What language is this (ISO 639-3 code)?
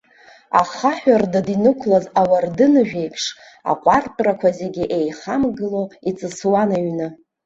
abk